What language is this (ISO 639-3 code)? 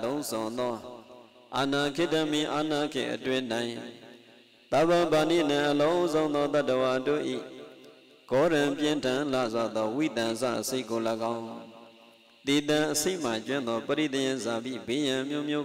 ind